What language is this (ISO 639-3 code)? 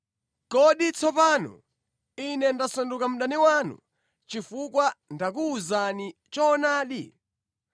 nya